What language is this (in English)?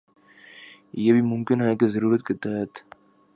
Urdu